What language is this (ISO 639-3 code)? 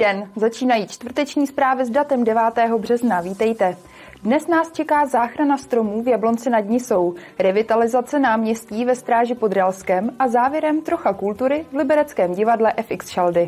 ces